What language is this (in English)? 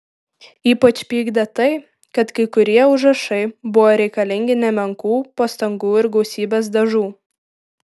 Lithuanian